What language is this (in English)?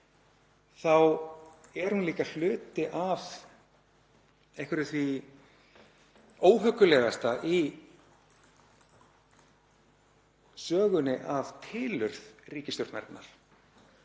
Icelandic